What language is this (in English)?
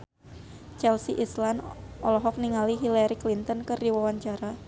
Sundanese